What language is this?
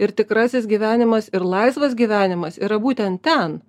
Lithuanian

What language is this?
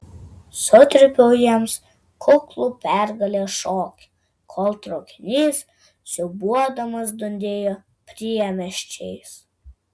Lithuanian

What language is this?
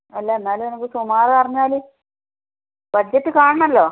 Malayalam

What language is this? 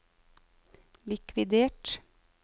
Norwegian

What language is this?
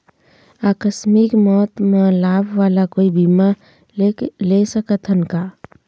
Chhattisgarhi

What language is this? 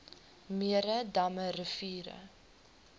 Afrikaans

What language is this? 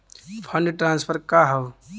Bhojpuri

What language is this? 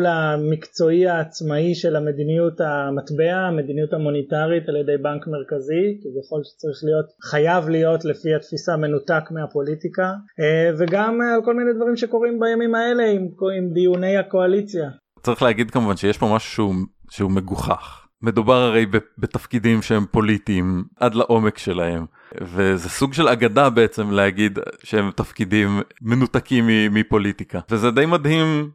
Hebrew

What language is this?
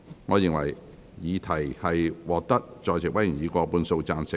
Cantonese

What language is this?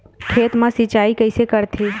Chhattisgarhi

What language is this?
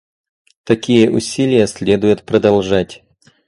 Russian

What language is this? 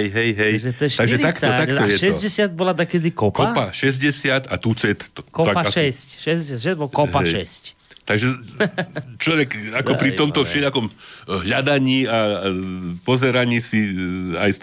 Slovak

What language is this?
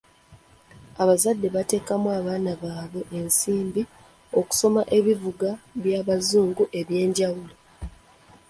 Ganda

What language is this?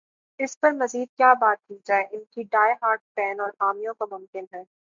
Urdu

